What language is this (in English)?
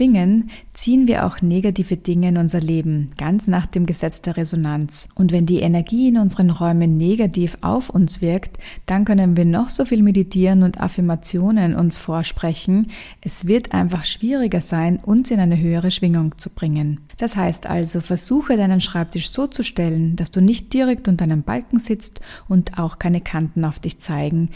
German